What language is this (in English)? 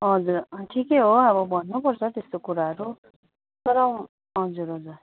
Nepali